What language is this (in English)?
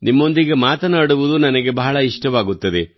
Kannada